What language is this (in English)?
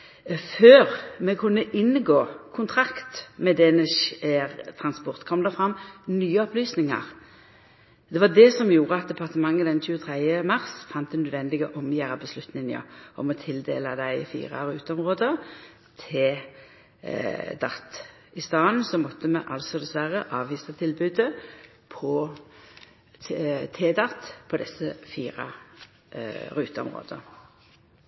Norwegian Nynorsk